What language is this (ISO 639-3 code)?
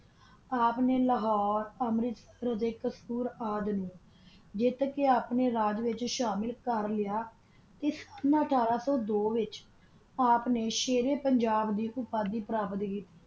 pan